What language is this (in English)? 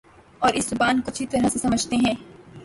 Urdu